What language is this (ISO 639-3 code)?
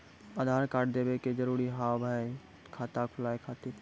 mai